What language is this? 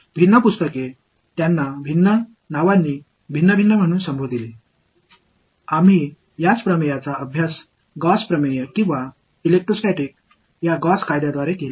Tamil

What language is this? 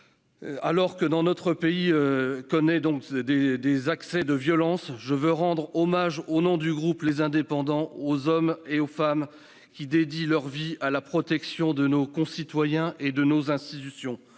French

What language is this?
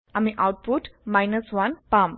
Assamese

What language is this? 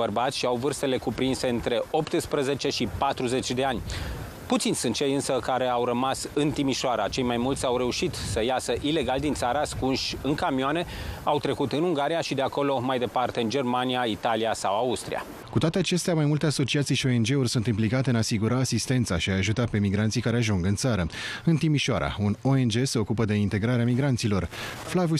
Romanian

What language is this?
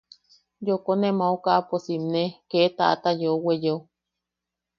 Yaqui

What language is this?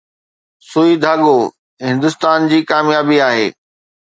Sindhi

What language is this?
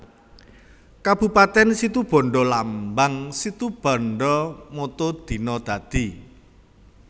Javanese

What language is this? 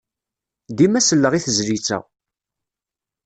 Kabyle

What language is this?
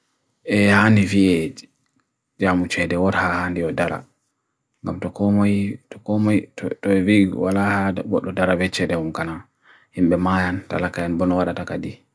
Bagirmi Fulfulde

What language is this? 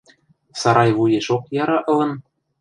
Western Mari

